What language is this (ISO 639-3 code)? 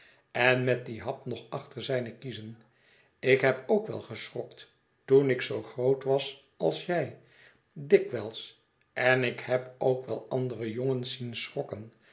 nld